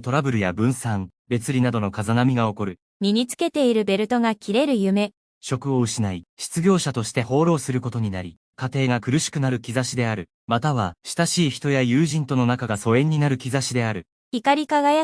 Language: Japanese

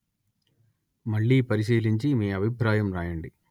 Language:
Telugu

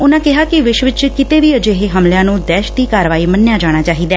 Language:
Punjabi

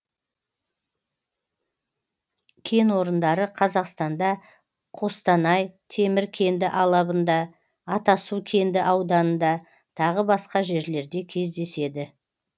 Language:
Kazakh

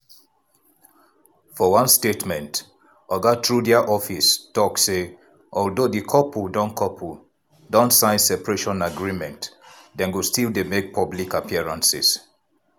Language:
Nigerian Pidgin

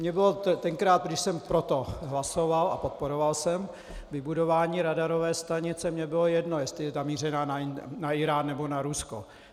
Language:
Czech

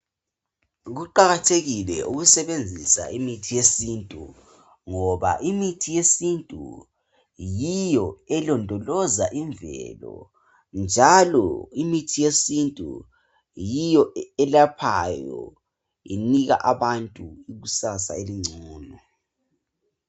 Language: North Ndebele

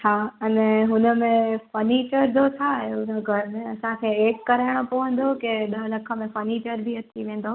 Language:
Sindhi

